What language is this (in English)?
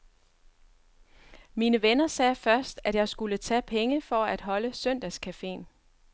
Danish